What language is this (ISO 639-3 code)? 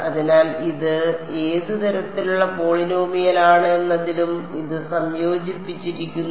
mal